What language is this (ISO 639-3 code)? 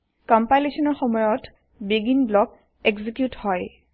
asm